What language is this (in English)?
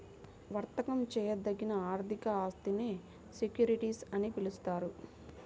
Telugu